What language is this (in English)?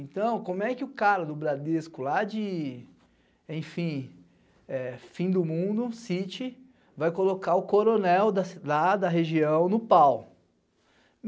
Portuguese